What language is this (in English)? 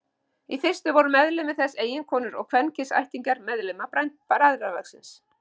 Icelandic